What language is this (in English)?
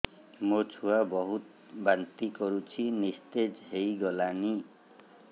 Odia